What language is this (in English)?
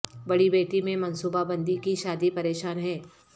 Urdu